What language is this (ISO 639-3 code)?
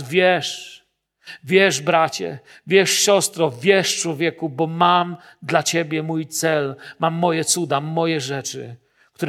pol